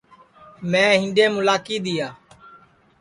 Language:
Sansi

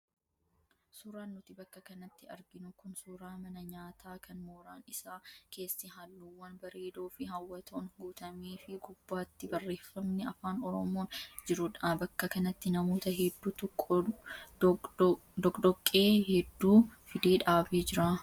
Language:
Oromo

